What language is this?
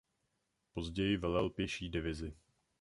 Czech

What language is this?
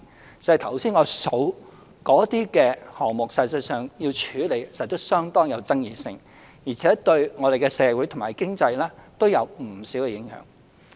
Cantonese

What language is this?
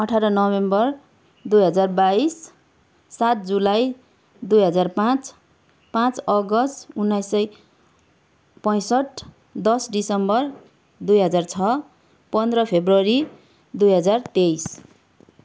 Nepali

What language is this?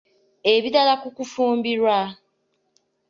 Ganda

